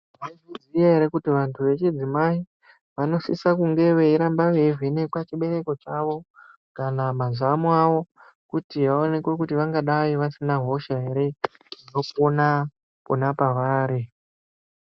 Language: Ndau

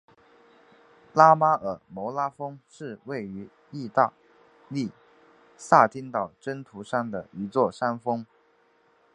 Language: Chinese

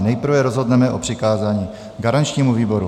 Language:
Czech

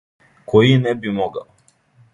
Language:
Serbian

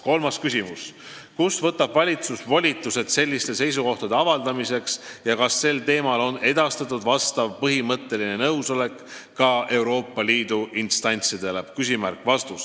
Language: Estonian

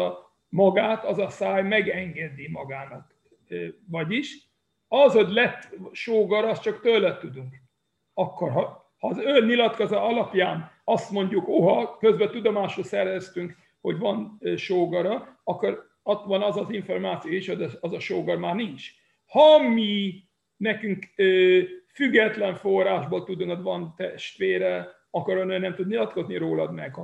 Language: Hungarian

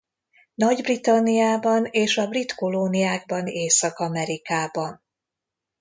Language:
Hungarian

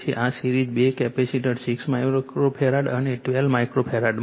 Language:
Gujarati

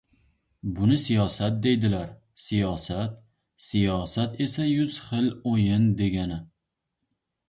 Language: Uzbek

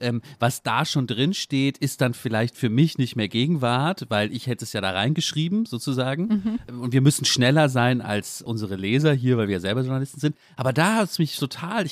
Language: German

